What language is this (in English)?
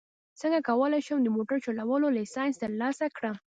Pashto